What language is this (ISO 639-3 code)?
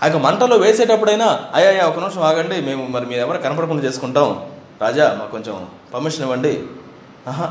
tel